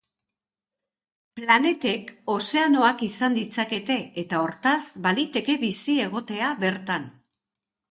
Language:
Basque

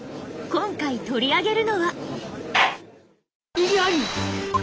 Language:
Japanese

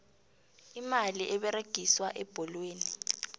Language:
South Ndebele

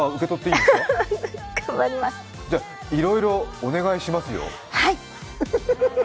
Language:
Japanese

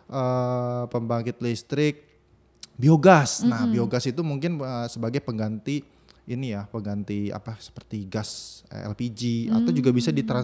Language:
Indonesian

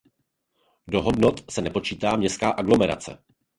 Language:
Czech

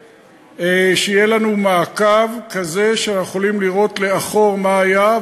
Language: Hebrew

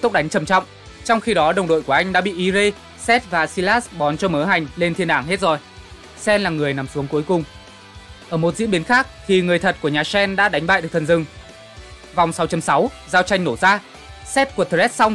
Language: Vietnamese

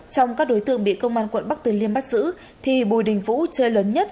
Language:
Vietnamese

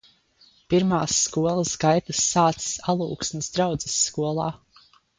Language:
Latvian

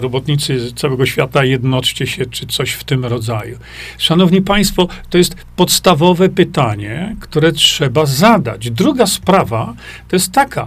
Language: Polish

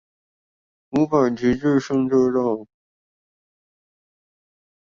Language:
Chinese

